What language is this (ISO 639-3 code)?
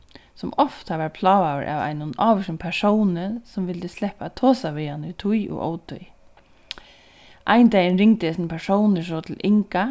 fao